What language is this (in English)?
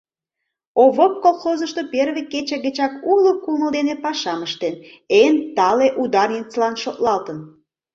Mari